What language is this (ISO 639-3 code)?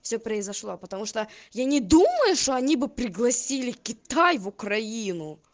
rus